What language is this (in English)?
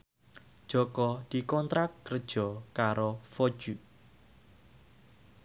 Javanese